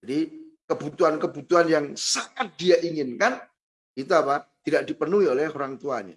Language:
Indonesian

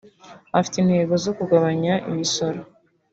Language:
Kinyarwanda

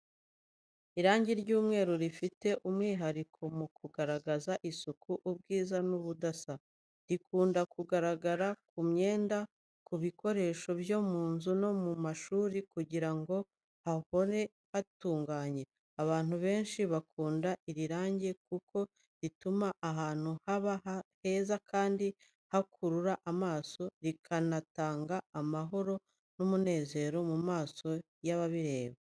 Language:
Kinyarwanda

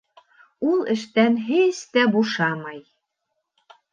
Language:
Bashkir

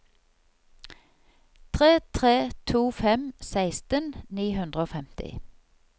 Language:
Norwegian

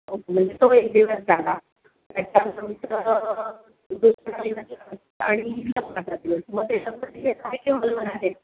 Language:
Marathi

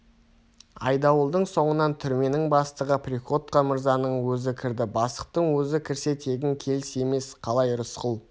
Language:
Kazakh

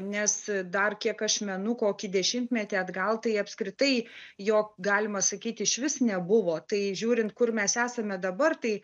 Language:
Lithuanian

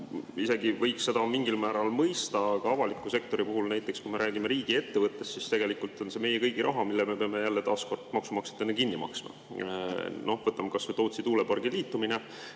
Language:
Estonian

